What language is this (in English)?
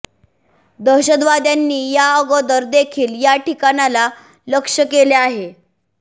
Marathi